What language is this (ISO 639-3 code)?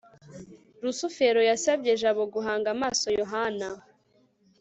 kin